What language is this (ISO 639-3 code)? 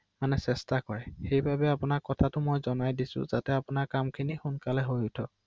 asm